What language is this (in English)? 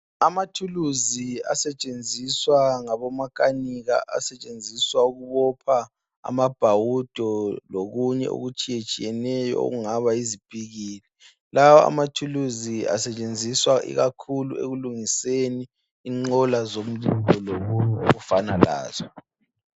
North Ndebele